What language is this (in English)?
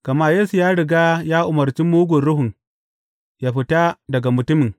Hausa